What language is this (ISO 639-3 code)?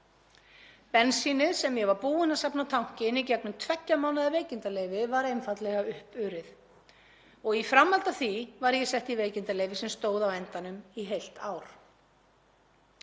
isl